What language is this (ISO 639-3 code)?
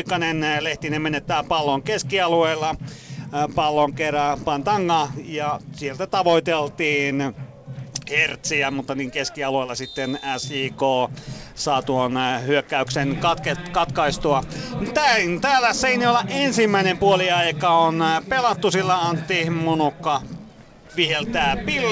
fin